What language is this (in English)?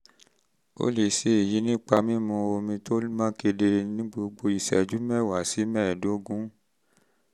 Yoruba